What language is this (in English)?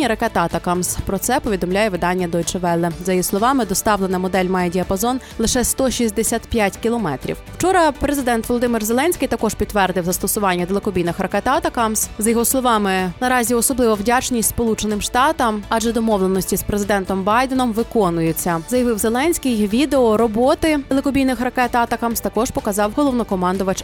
Ukrainian